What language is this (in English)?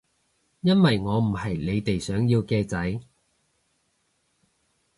Cantonese